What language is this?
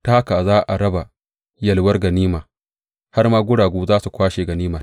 Hausa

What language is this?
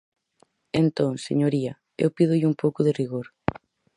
Galician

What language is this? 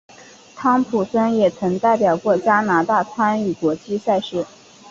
Chinese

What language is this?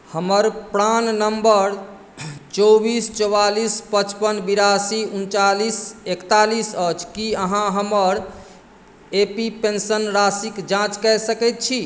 Maithili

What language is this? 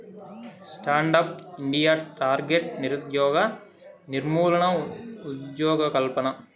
Telugu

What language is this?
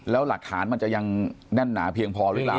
Thai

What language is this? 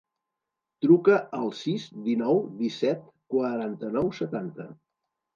Catalan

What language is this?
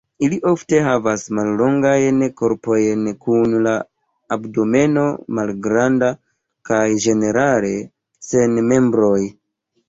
Esperanto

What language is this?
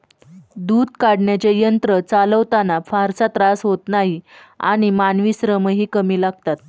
Marathi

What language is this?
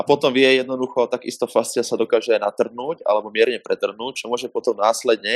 Slovak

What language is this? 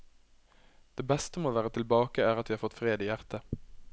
Norwegian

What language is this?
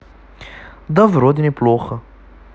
Russian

